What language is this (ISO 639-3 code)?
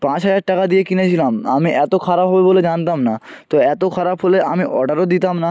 ben